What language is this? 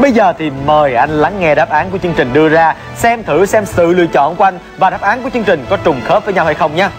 Vietnamese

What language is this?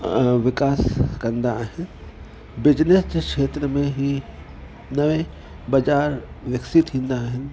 Sindhi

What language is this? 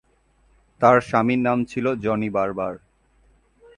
Bangla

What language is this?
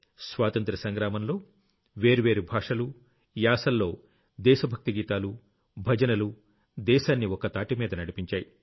Telugu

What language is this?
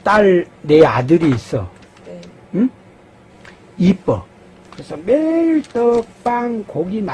Korean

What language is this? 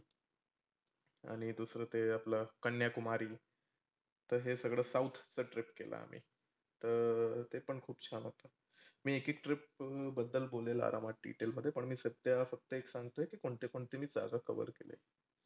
Marathi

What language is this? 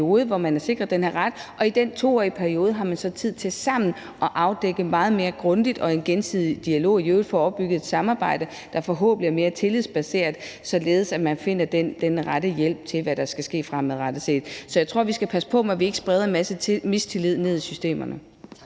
Danish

